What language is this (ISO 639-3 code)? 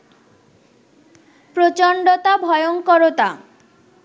ben